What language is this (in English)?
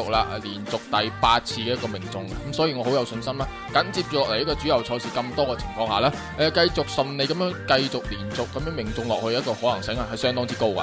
Chinese